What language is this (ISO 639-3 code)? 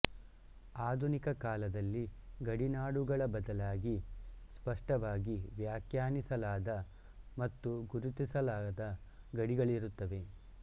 kan